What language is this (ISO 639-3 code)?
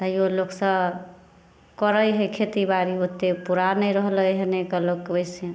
mai